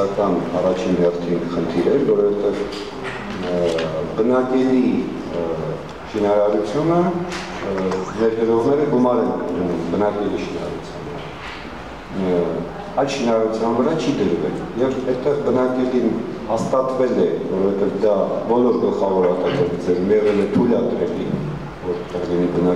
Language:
Romanian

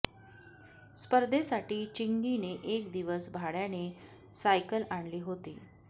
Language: Marathi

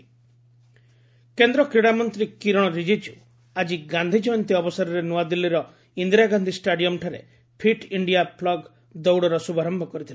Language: Odia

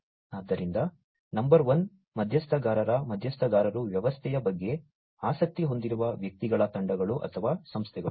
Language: Kannada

